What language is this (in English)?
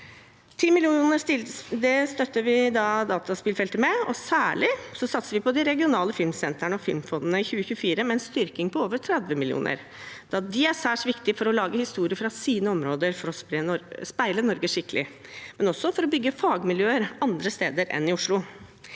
Norwegian